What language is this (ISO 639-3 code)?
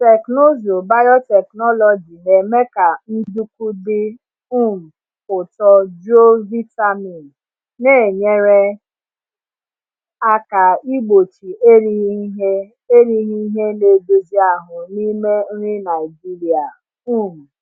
ibo